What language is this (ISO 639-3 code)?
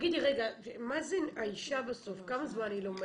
heb